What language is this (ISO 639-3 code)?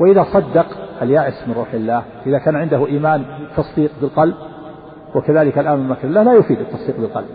ara